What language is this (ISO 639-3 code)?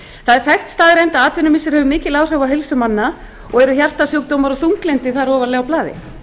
isl